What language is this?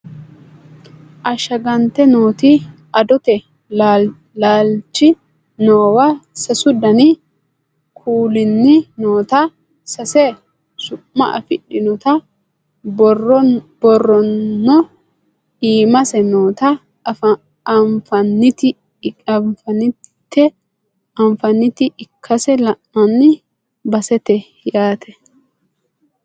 Sidamo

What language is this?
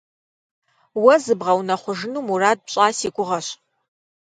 Kabardian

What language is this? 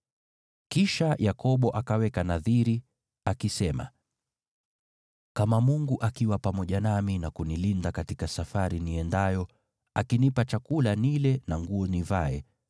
Swahili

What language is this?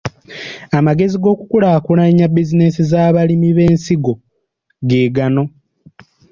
Ganda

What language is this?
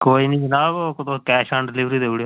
Dogri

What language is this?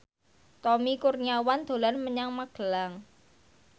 Javanese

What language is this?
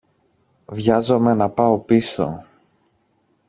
Greek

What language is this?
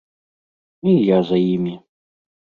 Belarusian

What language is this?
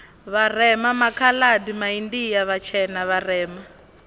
Venda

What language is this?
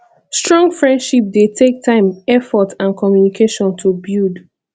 Nigerian Pidgin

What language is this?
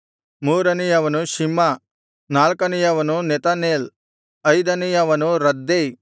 Kannada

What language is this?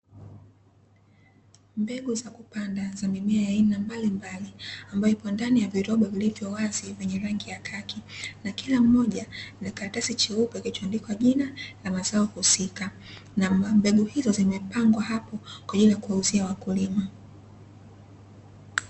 Swahili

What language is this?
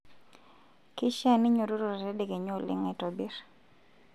Masai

